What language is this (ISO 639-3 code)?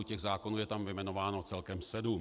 ces